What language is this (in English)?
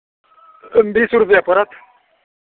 Maithili